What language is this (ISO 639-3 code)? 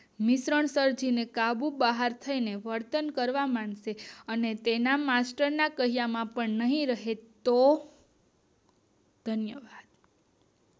guj